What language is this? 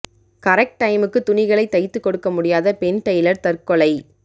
Tamil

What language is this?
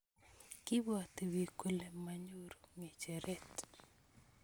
Kalenjin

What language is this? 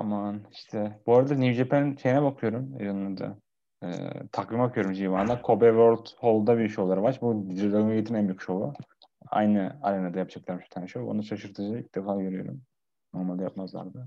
Turkish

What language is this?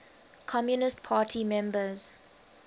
English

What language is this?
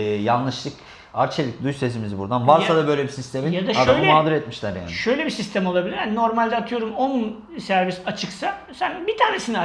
Turkish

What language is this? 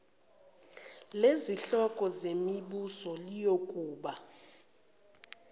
Zulu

